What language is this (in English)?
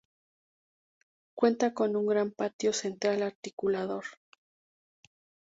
Spanish